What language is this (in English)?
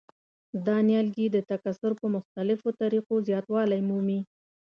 Pashto